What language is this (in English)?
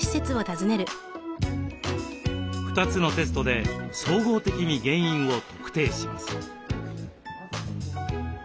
Japanese